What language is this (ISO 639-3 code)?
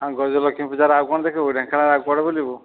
ori